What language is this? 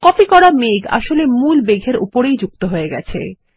Bangla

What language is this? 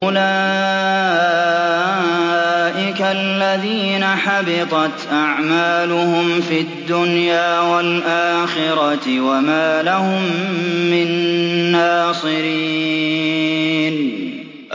Arabic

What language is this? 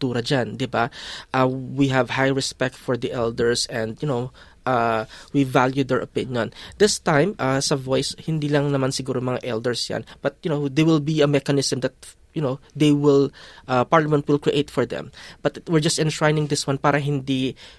Filipino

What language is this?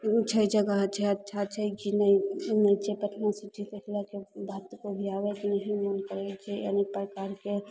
Maithili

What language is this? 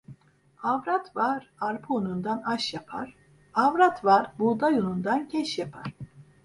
Turkish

